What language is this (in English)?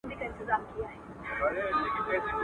Pashto